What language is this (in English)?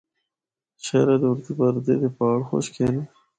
Northern Hindko